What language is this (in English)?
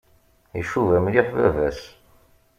Kabyle